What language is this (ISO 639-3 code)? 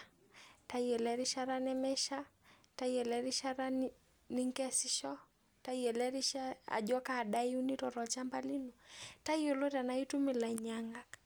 mas